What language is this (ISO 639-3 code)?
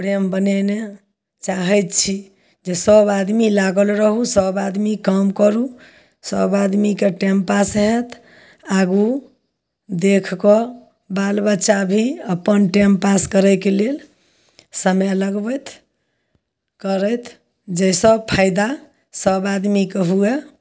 mai